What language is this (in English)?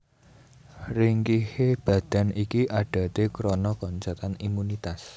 Javanese